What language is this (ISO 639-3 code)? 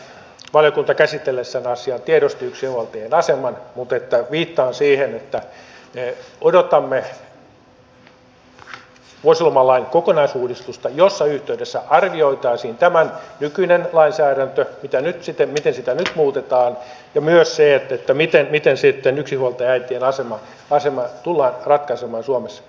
fin